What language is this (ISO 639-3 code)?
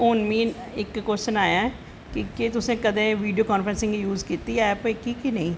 doi